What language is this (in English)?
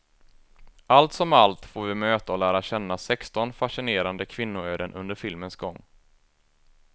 Swedish